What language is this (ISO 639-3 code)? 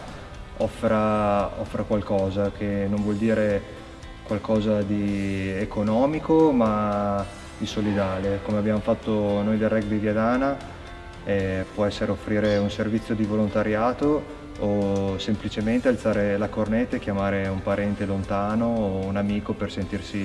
ita